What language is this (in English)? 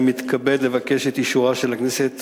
Hebrew